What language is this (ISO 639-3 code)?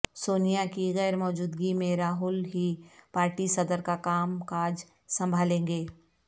urd